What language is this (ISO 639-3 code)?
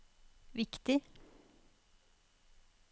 nor